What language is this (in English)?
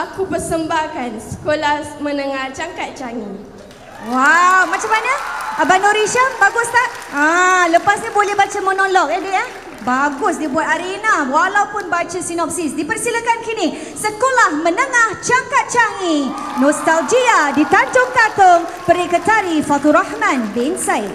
Malay